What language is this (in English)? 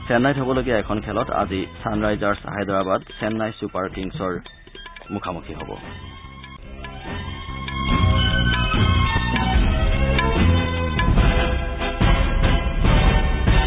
Assamese